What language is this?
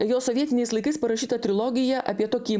Lithuanian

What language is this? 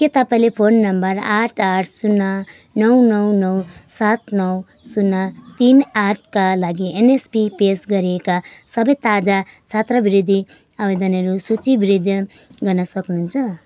Nepali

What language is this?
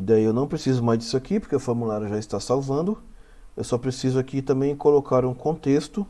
Portuguese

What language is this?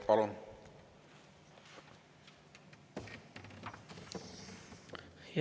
Estonian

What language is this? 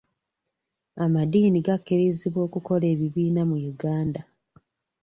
Ganda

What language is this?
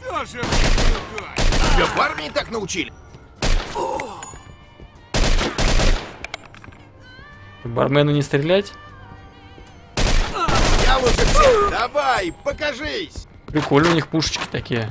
Russian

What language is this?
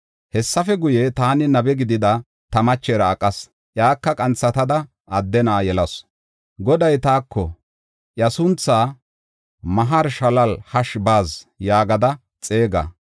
Gofa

